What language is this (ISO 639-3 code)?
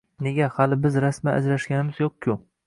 uzb